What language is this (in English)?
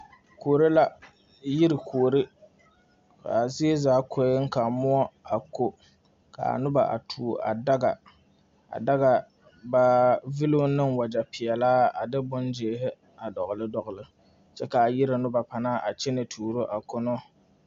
Southern Dagaare